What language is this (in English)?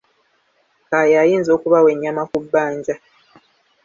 Ganda